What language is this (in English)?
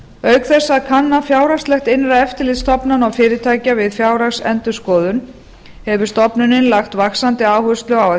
Icelandic